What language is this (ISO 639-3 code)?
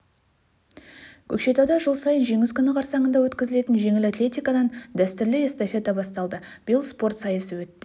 kaz